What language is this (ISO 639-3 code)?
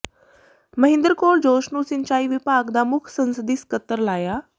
pan